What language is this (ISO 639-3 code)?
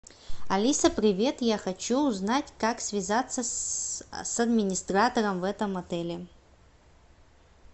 rus